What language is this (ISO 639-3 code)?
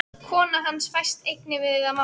isl